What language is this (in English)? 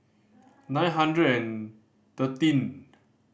English